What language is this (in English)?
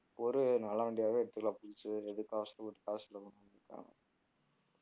Tamil